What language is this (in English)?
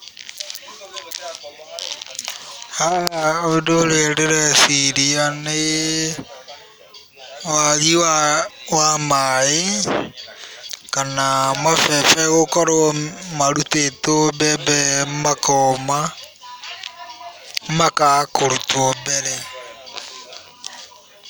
Kikuyu